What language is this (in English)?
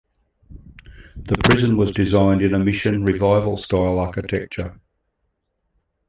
English